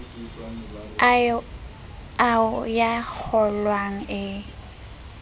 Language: Southern Sotho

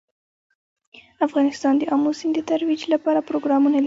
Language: Pashto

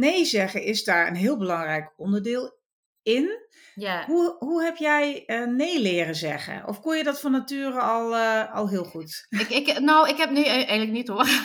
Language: Dutch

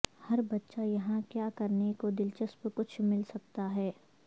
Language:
Urdu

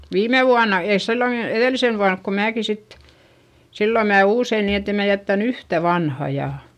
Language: Finnish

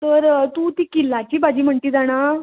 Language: Konkani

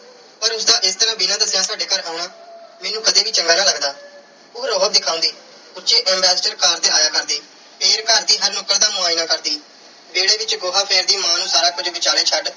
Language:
Punjabi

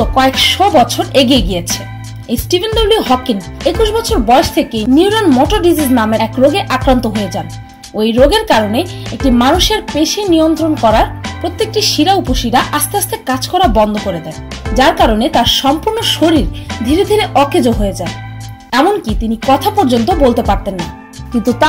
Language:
Bangla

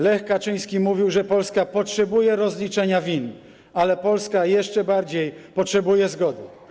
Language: Polish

